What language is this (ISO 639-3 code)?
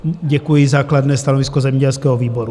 ces